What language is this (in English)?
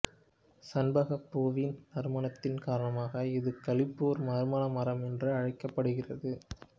Tamil